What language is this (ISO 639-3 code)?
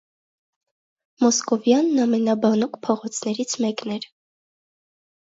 hye